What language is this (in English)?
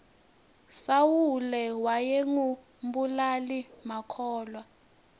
Swati